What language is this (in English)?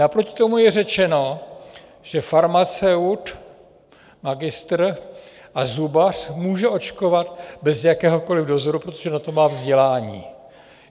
Czech